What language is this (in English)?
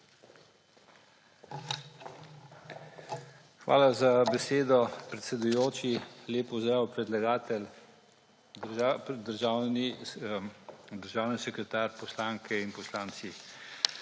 Slovenian